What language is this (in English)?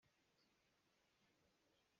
Hakha Chin